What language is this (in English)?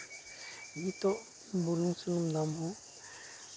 Santali